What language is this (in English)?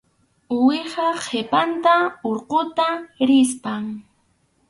Arequipa-La Unión Quechua